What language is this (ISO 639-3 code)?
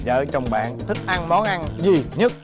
vie